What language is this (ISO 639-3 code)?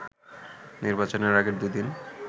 ben